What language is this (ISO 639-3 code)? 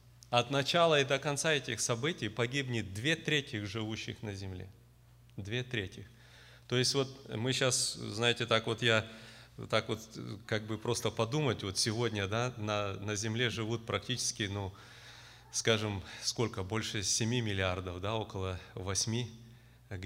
rus